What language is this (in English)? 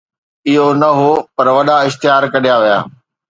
Sindhi